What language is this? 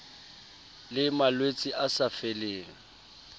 Southern Sotho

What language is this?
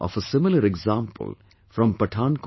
English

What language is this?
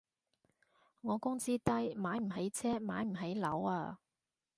Cantonese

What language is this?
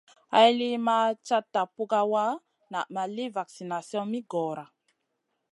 Masana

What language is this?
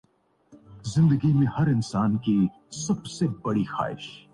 Urdu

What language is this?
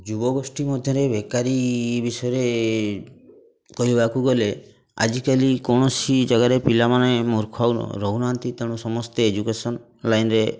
Odia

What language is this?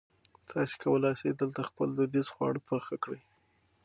Pashto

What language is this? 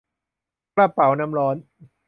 Thai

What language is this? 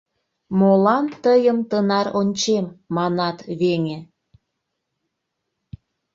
Mari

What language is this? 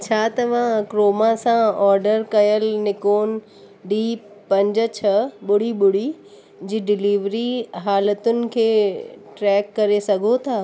Sindhi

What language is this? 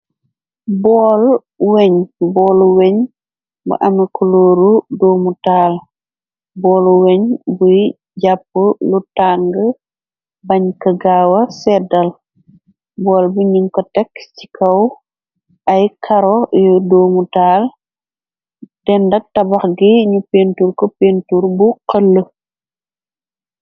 Wolof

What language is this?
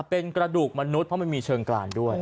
Thai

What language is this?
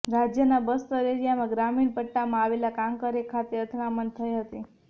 Gujarati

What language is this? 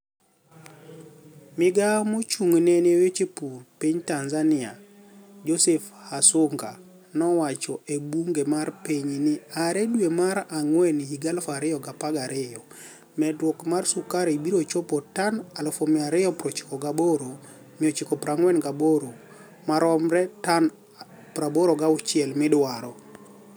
Luo (Kenya and Tanzania)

